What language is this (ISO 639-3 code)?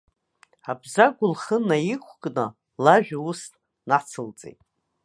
abk